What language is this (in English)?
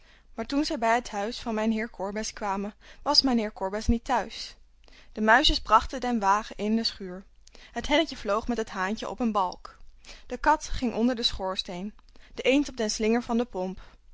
Dutch